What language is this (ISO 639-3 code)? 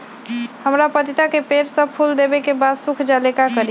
mag